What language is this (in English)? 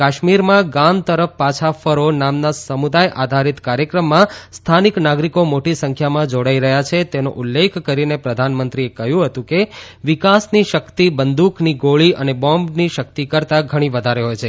Gujarati